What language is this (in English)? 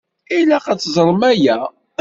Kabyle